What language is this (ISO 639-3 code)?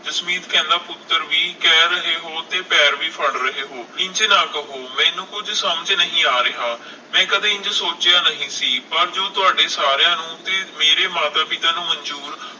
pan